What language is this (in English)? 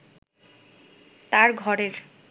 Bangla